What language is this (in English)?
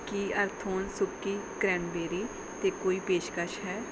Punjabi